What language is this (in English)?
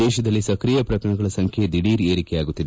Kannada